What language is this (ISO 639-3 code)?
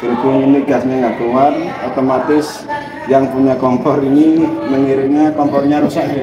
ind